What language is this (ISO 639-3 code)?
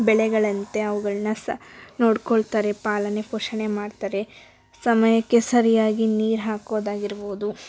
kan